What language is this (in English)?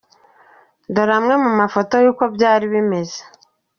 Kinyarwanda